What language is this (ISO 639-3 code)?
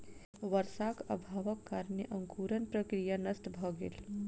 mai